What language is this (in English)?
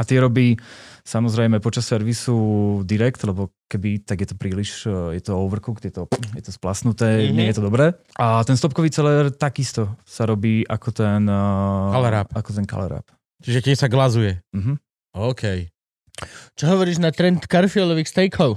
Slovak